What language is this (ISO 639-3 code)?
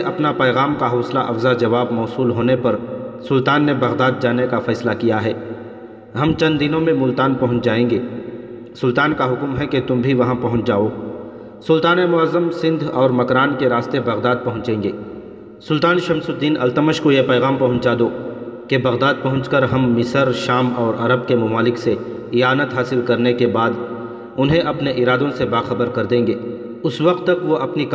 urd